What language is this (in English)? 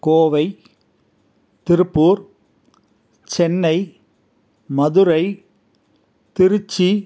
Tamil